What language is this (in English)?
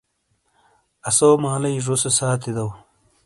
Shina